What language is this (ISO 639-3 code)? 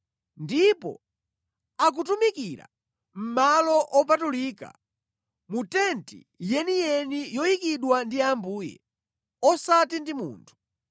nya